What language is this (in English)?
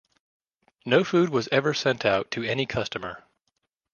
English